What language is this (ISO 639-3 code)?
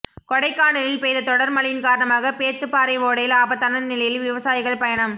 tam